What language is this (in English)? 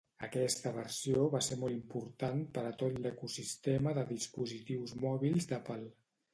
Catalan